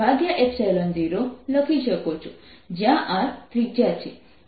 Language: Gujarati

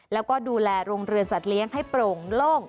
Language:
Thai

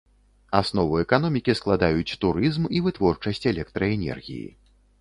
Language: Belarusian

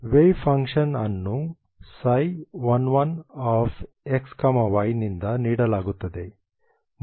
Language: Kannada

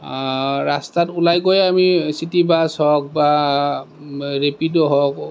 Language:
Assamese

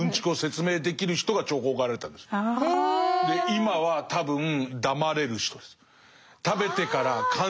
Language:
Japanese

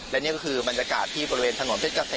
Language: Thai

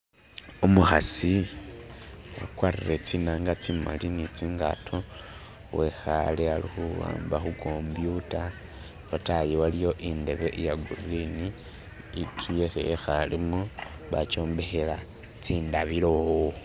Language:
Masaaba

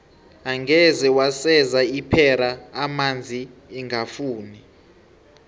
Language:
South Ndebele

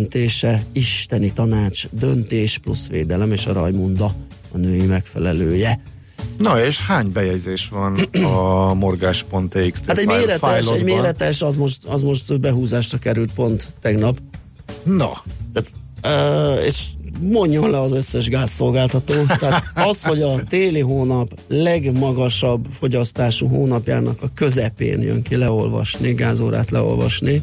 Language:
Hungarian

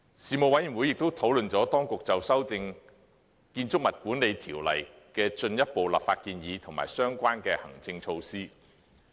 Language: Cantonese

